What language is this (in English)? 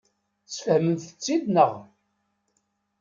Kabyle